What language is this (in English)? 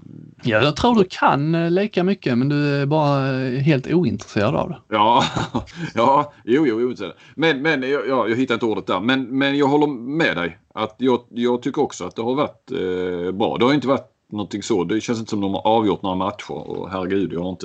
Swedish